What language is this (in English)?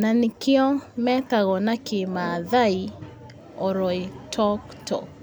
Kikuyu